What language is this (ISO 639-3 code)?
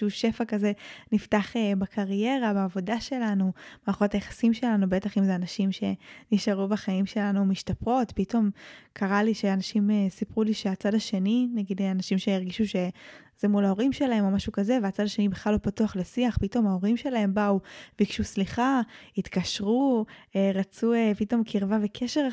heb